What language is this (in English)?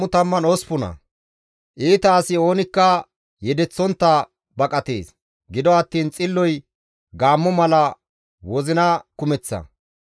Gamo